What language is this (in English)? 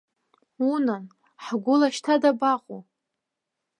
Abkhazian